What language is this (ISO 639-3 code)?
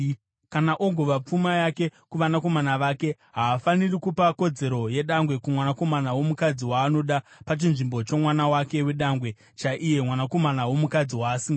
sna